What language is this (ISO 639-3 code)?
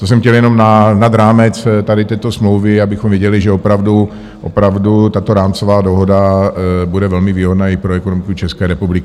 ces